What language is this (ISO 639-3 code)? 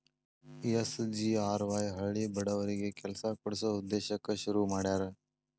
kan